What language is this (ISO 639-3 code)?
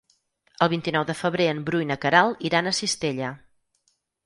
cat